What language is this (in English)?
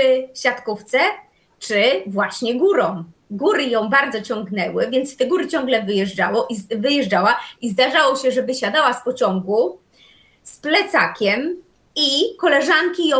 Polish